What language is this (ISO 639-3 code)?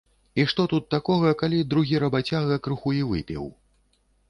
bel